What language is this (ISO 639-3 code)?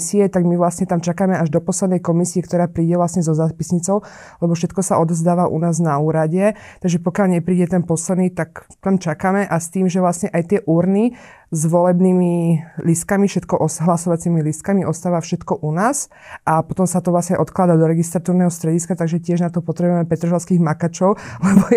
slk